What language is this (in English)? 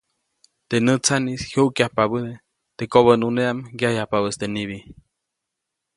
Copainalá Zoque